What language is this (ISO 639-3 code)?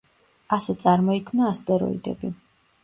kat